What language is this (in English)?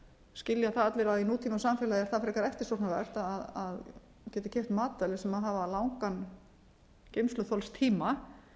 Icelandic